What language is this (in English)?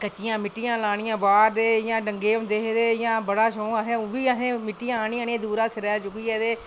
Dogri